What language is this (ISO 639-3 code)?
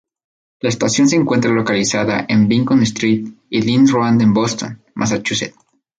spa